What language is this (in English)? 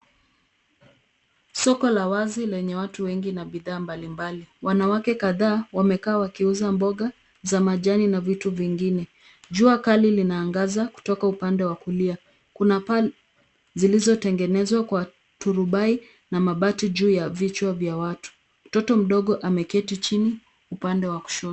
Swahili